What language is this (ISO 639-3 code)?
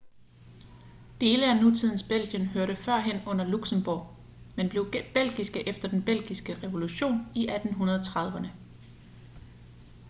dan